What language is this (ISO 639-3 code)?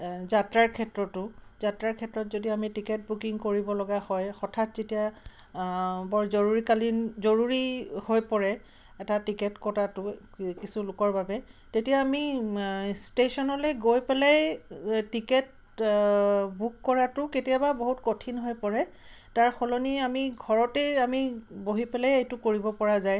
asm